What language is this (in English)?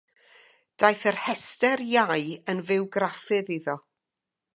Welsh